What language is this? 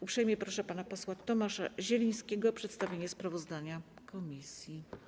Polish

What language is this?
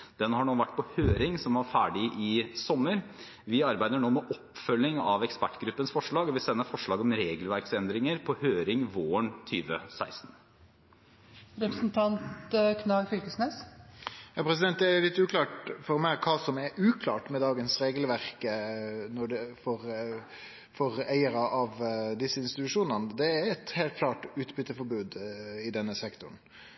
Norwegian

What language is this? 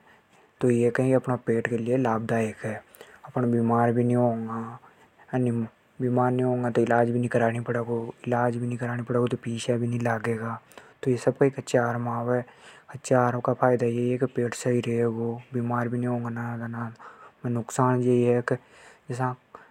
Hadothi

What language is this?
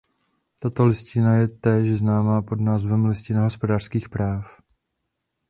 Czech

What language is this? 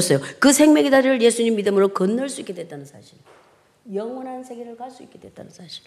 Korean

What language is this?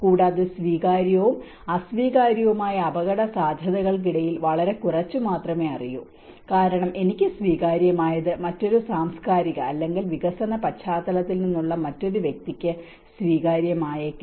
Malayalam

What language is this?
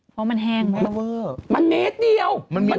Thai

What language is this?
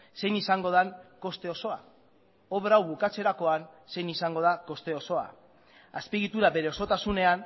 Basque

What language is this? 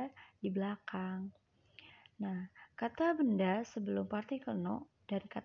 Indonesian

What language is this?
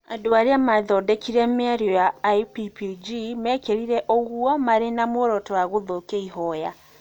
Kikuyu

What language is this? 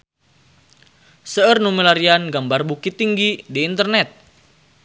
Sundanese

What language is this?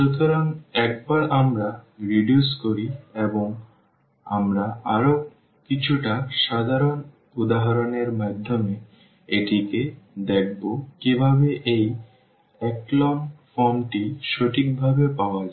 Bangla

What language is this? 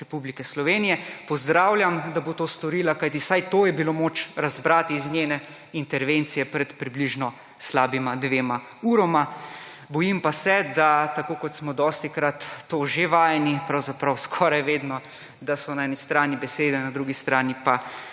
Slovenian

